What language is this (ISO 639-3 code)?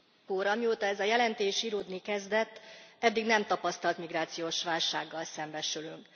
hun